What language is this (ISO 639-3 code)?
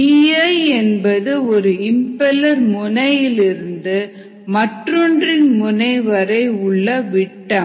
tam